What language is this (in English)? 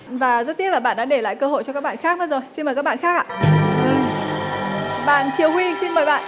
Vietnamese